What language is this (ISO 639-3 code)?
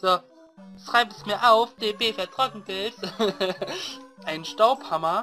deu